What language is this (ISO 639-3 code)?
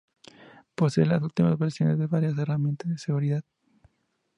spa